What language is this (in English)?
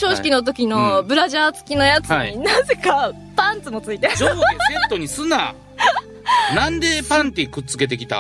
Japanese